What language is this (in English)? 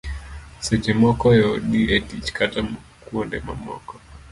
Luo (Kenya and Tanzania)